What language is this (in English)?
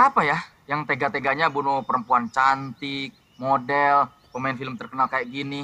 Indonesian